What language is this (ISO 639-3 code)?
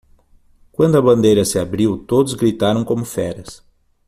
por